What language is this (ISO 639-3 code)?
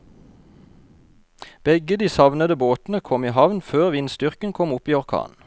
nor